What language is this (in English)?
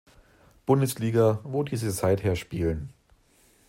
German